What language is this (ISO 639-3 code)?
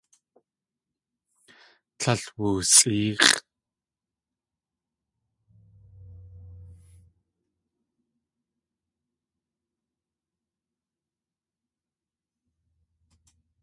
tli